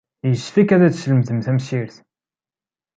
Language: Kabyle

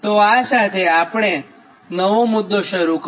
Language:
Gujarati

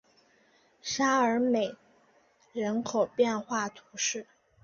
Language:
Chinese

